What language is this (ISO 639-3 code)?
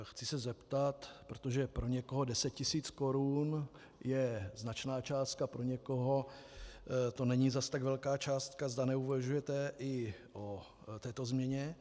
ces